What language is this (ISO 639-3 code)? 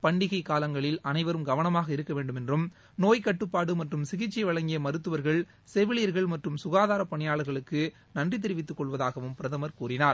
tam